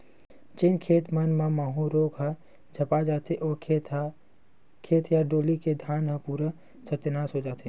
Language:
Chhattisgarhi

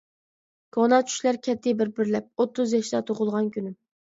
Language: Uyghur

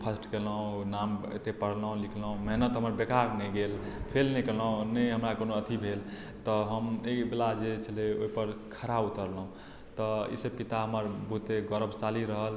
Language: Maithili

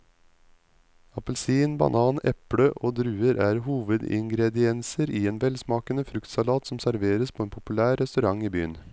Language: Norwegian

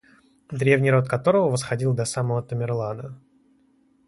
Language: Russian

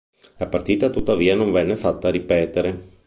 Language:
Italian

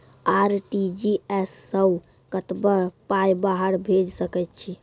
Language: Maithili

